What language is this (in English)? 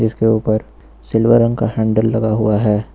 Hindi